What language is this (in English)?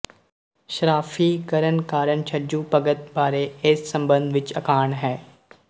Punjabi